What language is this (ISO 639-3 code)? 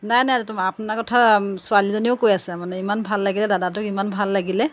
asm